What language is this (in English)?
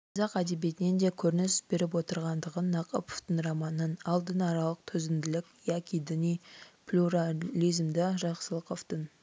Kazakh